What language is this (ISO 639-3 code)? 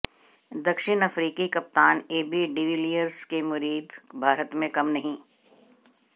hin